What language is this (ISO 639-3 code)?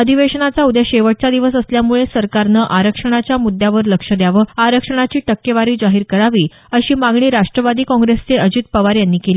mar